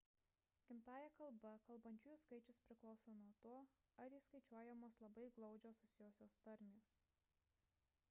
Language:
Lithuanian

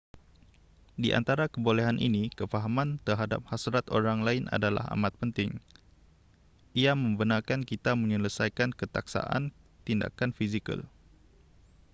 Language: Malay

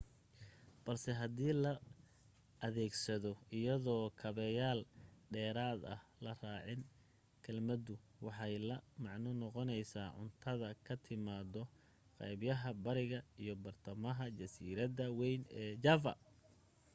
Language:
Somali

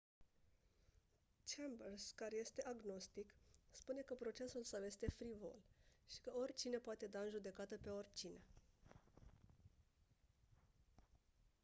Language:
Romanian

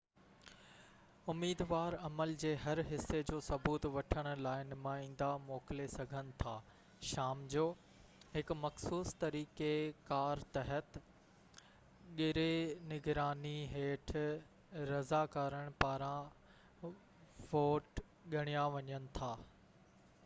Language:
Sindhi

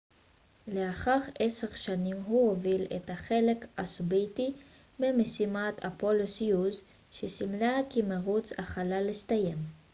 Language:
Hebrew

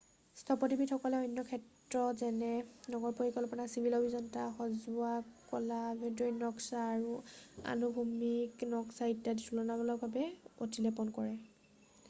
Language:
Assamese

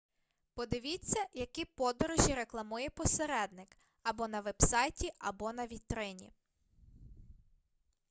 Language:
Ukrainian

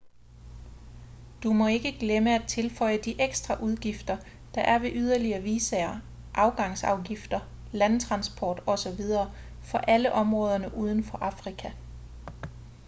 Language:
Danish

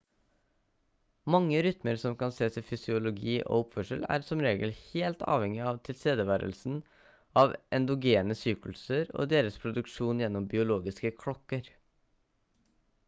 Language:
Norwegian Bokmål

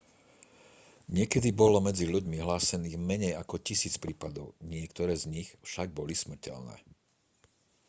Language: Slovak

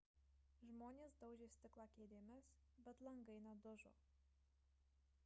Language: Lithuanian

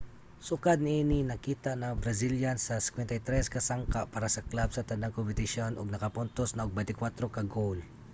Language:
Cebuano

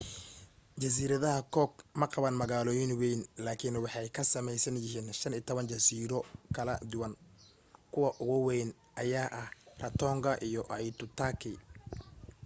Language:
Somali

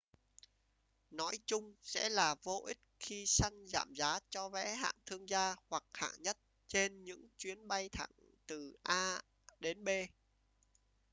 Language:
Vietnamese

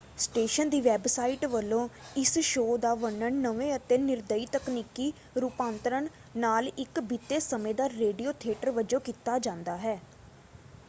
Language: Punjabi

